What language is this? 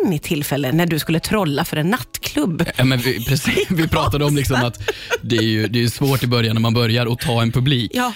Swedish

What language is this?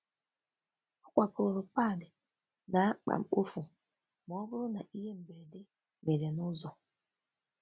Igbo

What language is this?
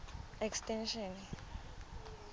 Tswana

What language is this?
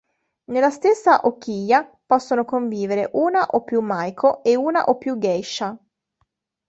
Italian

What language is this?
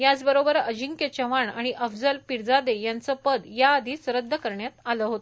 Marathi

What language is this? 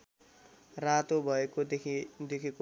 Nepali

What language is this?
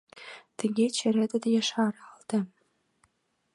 Mari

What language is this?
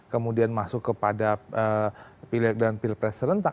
Indonesian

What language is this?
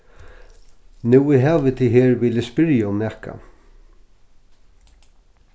Faroese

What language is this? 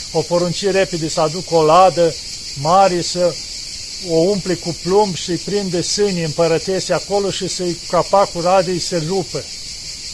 Romanian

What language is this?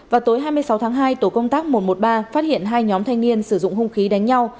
Vietnamese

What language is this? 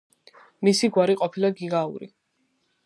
Georgian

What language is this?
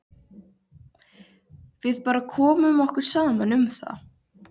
Icelandic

